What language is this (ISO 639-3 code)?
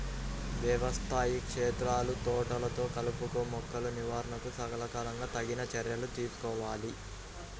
tel